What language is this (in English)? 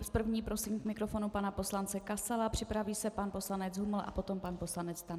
Czech